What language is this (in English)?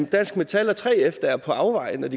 Danish